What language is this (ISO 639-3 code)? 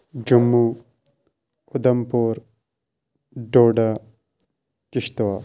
kas